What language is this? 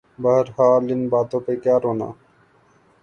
Urdu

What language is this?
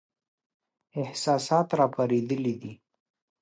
Pashto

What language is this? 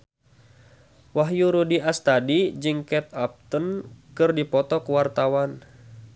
Sundanese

